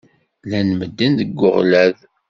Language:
Kabyle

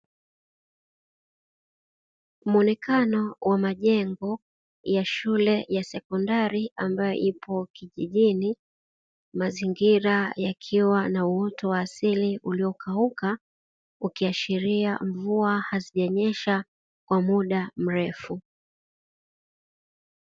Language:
Swahili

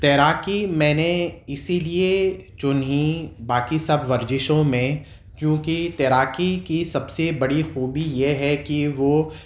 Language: Urdu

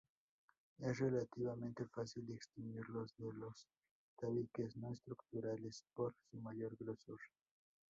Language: Spanish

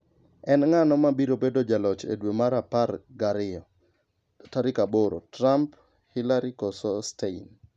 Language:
Luo (Kenya and Tanzania)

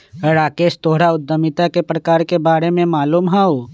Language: Magahi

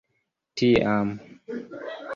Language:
Esperanto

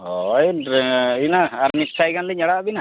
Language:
Santali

